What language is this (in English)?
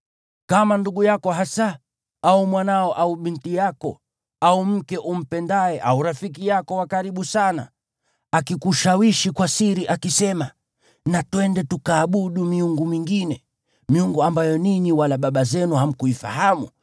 Swahili